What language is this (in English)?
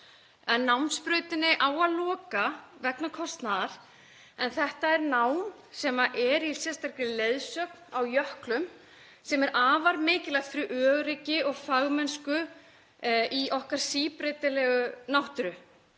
Icelandic